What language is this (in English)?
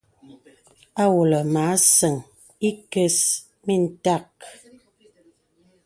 Bebele